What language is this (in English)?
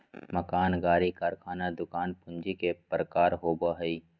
Magahi